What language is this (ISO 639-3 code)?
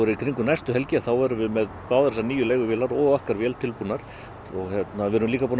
isl